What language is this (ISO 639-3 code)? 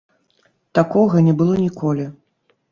bel